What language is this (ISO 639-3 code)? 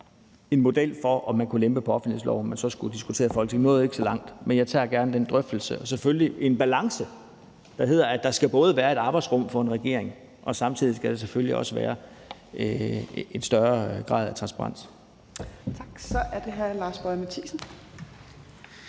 dan